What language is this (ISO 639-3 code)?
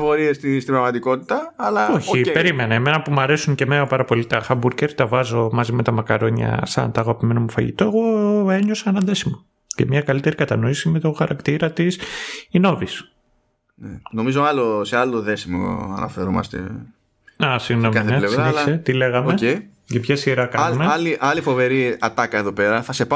ell